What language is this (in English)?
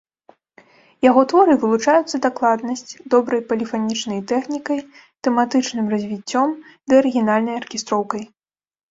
Belarusian